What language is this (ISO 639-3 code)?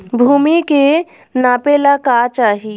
bho